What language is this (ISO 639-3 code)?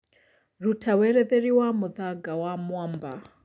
kik